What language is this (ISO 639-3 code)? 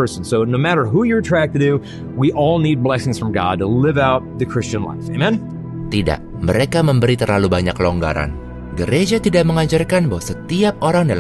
ind